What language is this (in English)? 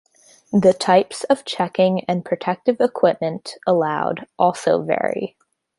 English